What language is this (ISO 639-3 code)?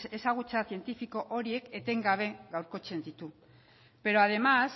eus